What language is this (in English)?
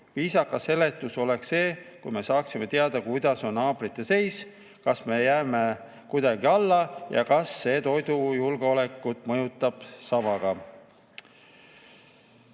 Estonian